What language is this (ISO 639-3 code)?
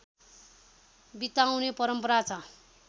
nep